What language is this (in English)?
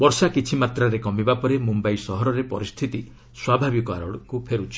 Odia